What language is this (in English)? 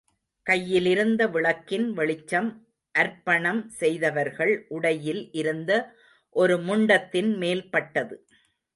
Tamil